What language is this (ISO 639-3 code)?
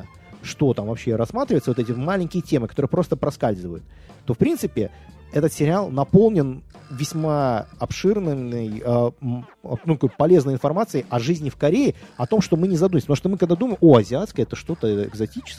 rus